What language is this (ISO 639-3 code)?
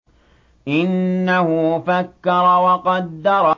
ara